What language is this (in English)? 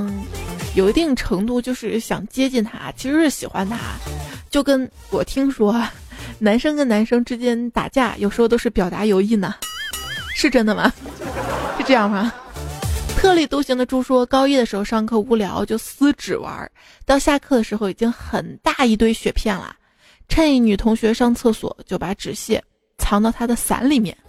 Chinese